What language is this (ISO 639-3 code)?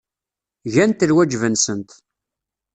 kab